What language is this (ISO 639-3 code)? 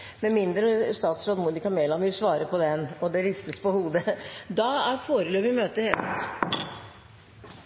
nob